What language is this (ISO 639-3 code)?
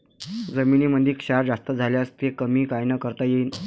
mar